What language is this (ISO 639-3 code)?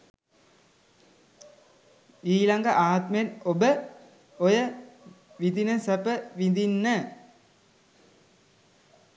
sin